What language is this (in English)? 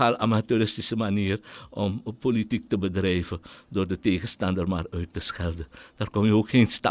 Dutch